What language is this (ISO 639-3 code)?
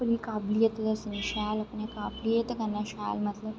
doi